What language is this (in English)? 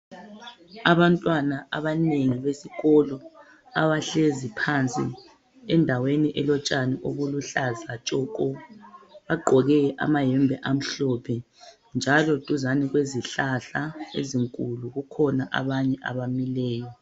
North Ndebele